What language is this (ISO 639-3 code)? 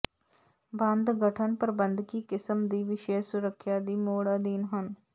pan